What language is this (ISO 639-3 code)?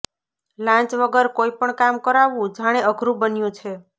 guj